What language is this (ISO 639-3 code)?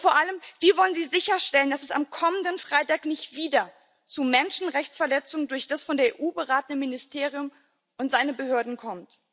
deu